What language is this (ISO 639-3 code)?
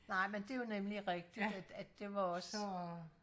dan